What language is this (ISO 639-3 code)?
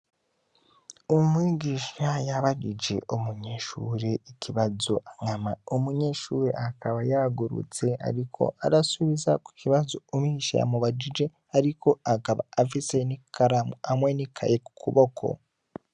run